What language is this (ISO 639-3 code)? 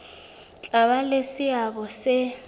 sot